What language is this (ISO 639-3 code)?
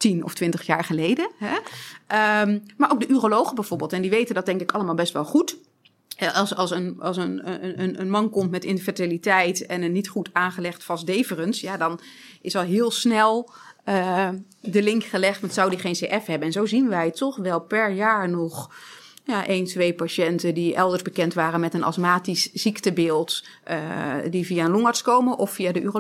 nld